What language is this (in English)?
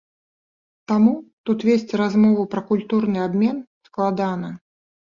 Belarusian